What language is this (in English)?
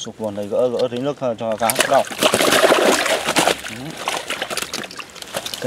Vietnamese